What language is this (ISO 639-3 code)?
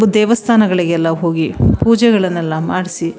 kan